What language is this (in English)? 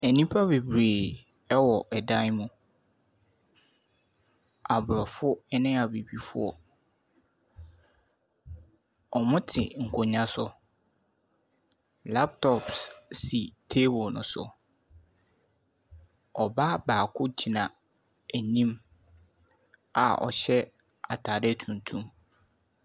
Akan